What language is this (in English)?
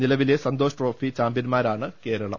Malayalam